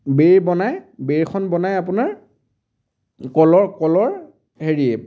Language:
Assamese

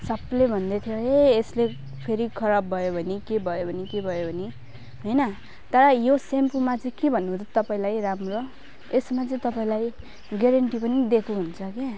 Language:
Nepali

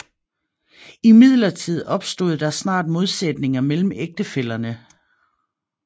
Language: Danish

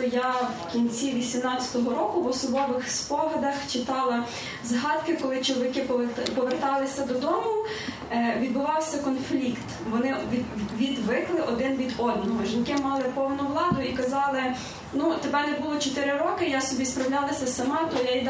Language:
Ukrainian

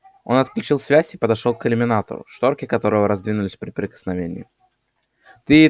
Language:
Russian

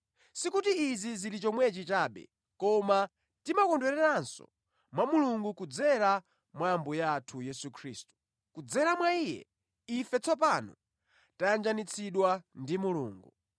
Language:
Nyanja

